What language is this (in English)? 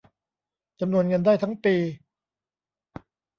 Thai